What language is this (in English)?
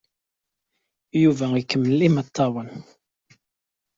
Kabyle